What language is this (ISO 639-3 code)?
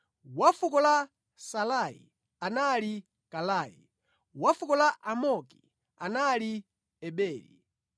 nya